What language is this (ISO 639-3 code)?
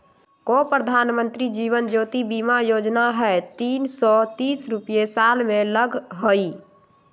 mag